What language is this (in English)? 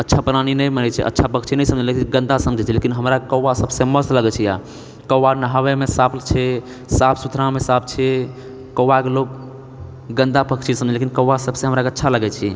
Maithili